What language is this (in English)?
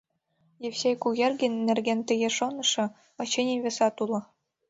Mari